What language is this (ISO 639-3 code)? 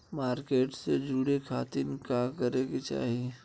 bho